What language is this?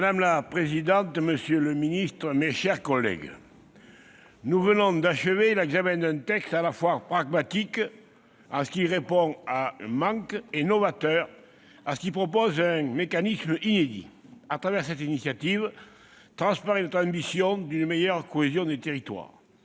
French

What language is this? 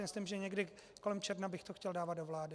Czech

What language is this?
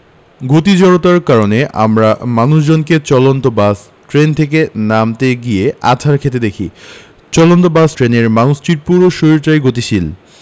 Bangla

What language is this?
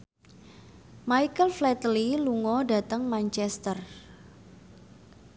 Javanese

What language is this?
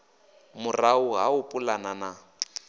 Venda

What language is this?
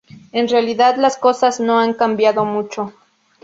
Spanish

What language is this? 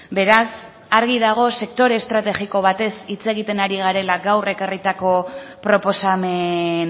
Basque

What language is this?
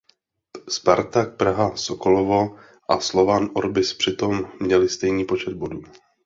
Czech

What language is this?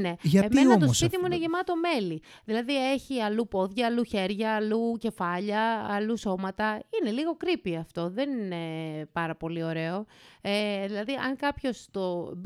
Greek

